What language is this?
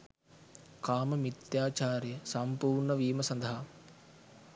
Sinhala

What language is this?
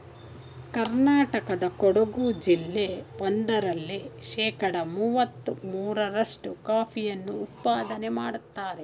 Kannada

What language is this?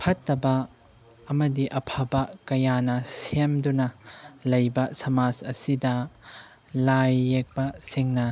Manipuri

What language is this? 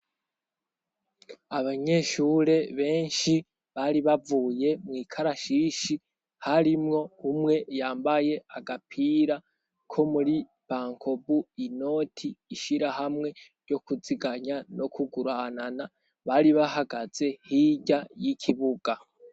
Rundi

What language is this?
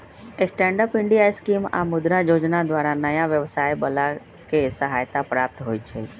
Magahi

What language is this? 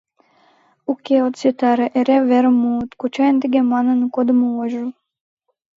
Mari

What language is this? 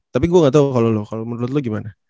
Indonesian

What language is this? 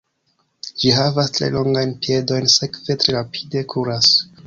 Esperanto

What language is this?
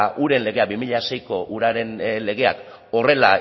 Basque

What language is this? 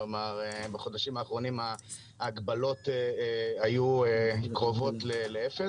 Hebrew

